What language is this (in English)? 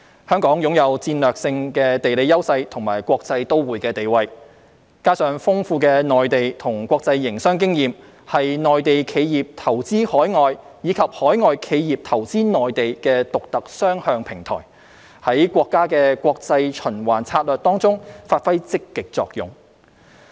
Cantonese